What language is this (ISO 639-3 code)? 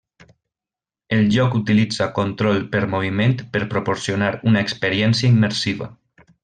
cat